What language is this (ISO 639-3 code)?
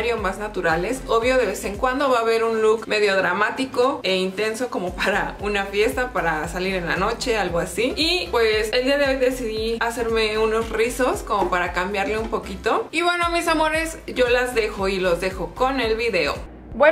spa